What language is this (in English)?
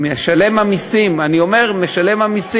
Hebrew